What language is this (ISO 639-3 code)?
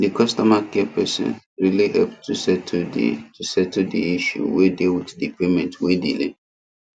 pcm